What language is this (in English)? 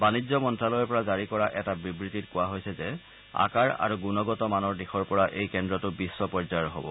Assamese